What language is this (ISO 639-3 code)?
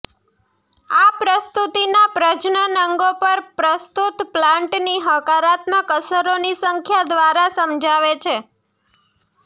guj